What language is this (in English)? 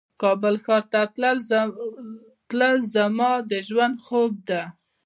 Pashto